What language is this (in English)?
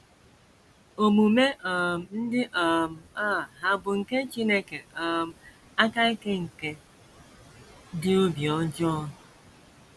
Igbo